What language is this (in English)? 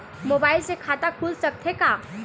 Chhattisgarhi